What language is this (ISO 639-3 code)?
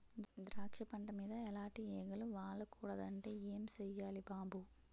tel